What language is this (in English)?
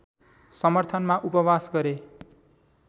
Nepali